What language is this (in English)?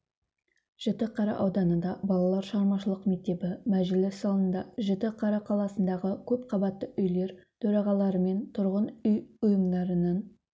Kazakh